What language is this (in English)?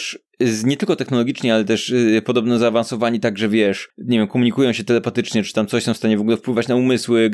Polish